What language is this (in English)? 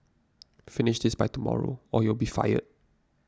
English